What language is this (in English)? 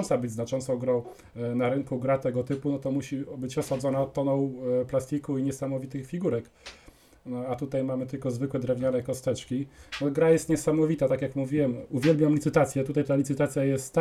Polish